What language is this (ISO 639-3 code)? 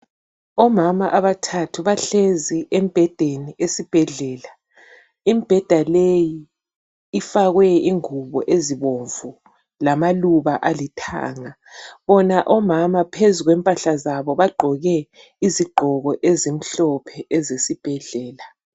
nde